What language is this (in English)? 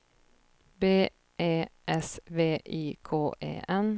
Swedish